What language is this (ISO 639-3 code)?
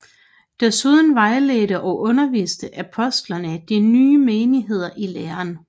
dan